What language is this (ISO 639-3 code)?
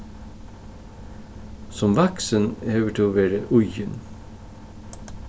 fao